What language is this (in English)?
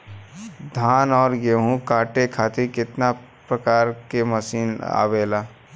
Bhojpuri